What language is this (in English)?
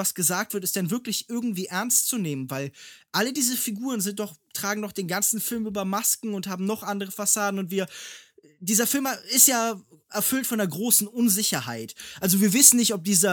German